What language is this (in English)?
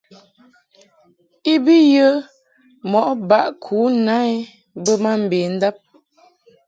Mungaka